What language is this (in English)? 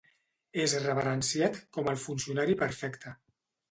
Catalan